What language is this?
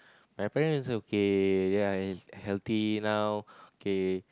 English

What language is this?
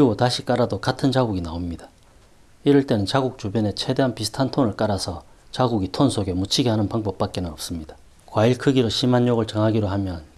Korean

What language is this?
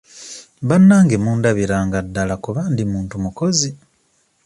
Ganda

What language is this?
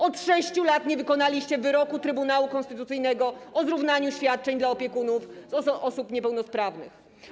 Polish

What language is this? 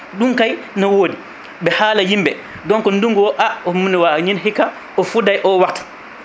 Fula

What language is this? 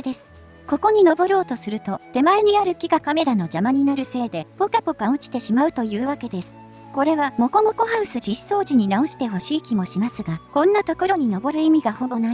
Japanese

